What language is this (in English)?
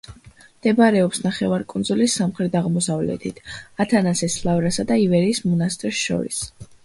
Georgian